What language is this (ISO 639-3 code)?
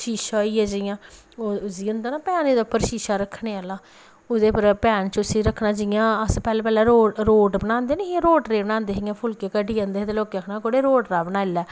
doi